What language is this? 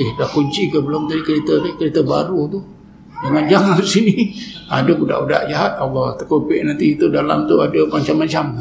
Malay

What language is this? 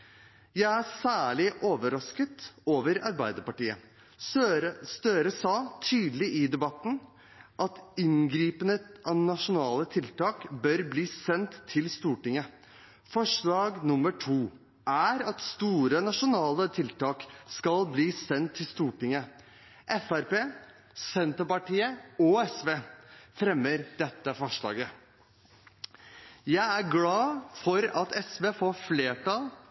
Norwegian Bokmål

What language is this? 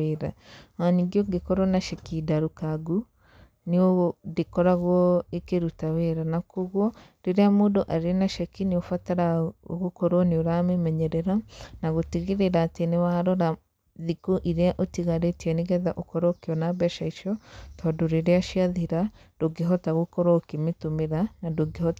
Kikuyu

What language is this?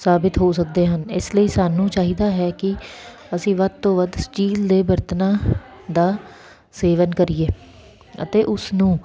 Punjabi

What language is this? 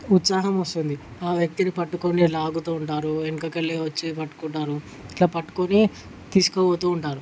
Telugu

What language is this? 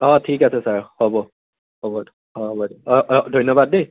Assamese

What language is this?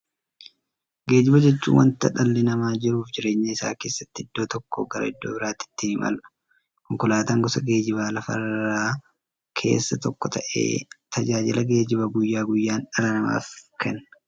Oromo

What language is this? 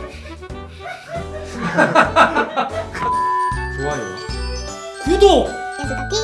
Korean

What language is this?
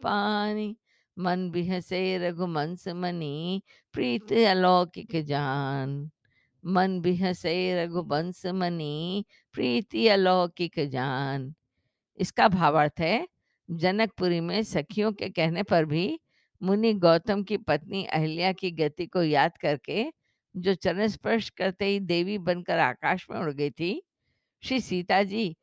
Hindi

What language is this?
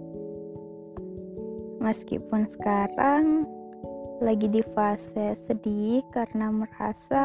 Indonesian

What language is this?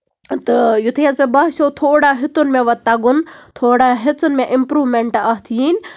Kashmiri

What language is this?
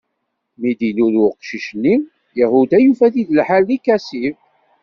Kabyle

